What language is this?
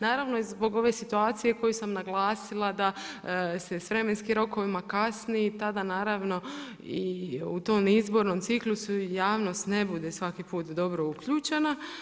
Croatian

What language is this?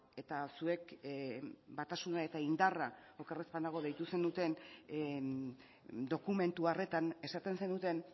Basque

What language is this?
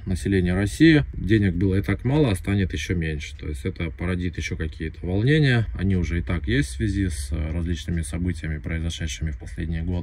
Russian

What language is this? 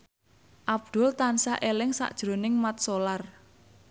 Javanese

